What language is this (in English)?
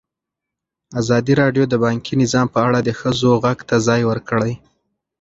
Pashto